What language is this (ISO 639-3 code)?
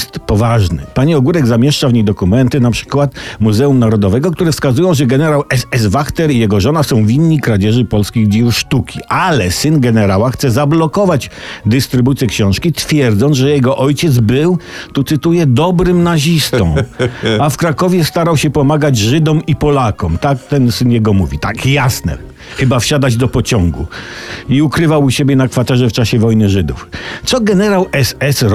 pol